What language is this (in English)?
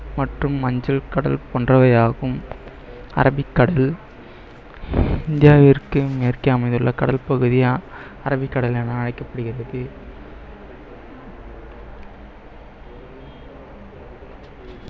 Tamil